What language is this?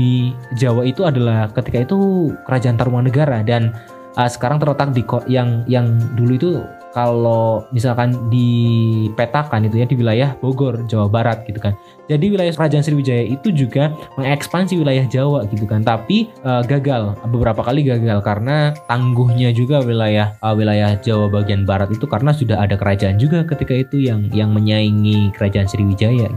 Indonesian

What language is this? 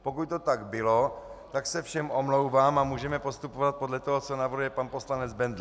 Czech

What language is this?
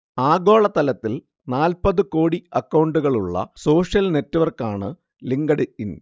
Malayalam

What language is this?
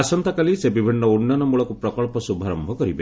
Odia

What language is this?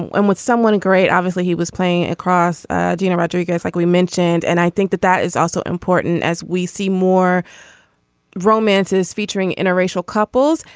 English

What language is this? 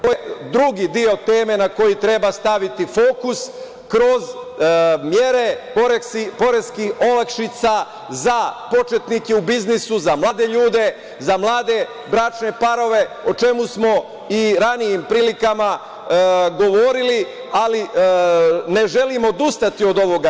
Serbian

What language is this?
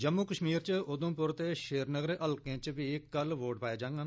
Dogri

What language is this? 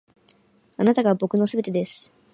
Japanese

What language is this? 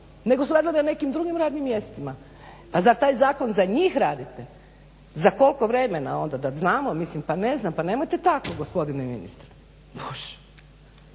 Croatian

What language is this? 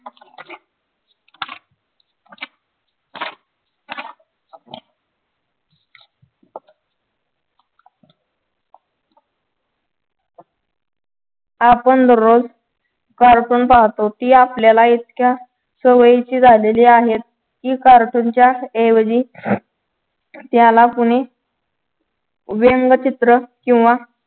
Marathi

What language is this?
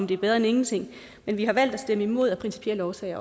Danish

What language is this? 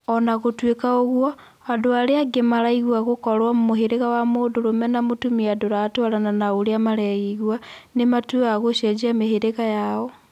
Kikuyu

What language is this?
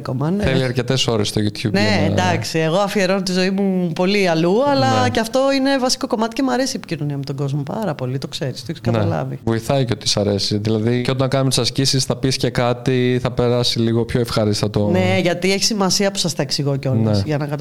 Greek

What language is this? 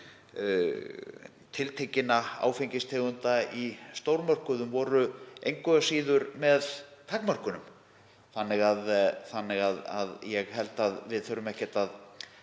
Icelandic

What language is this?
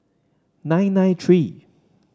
English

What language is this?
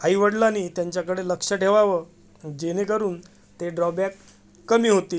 Marathi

